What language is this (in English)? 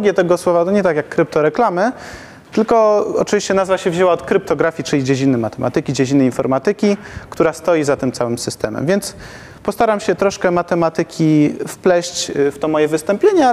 Polish